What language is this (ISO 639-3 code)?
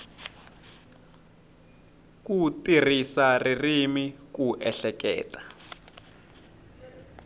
tso